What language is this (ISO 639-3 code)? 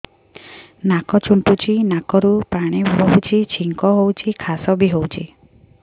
ori